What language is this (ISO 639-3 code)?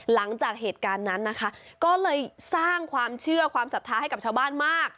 tha